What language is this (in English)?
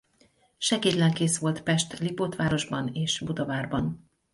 Hungarian